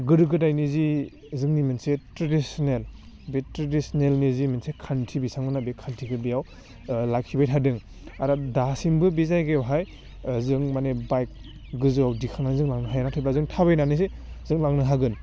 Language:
Bodo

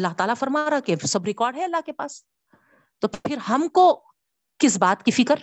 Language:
Urdu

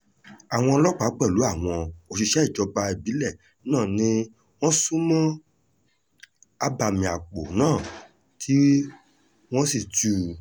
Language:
Yoruba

